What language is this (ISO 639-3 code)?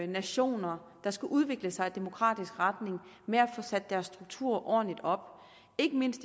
dan